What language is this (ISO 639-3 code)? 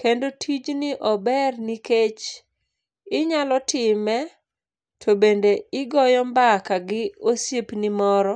luo